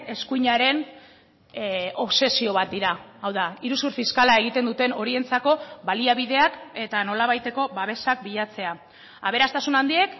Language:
Basque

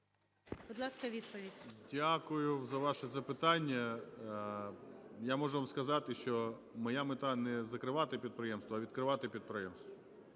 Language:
Ukrainian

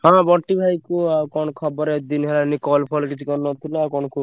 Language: Odia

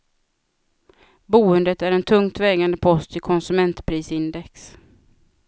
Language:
Swedish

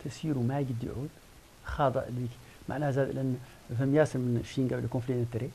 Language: Arabic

